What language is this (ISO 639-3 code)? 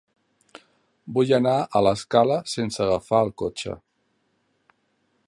cat